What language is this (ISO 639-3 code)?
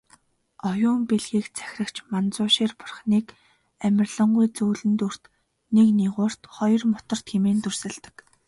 mon